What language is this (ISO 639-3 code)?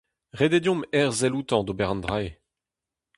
bre